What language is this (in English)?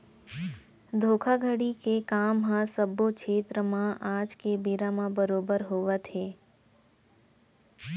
Chhattisgarhi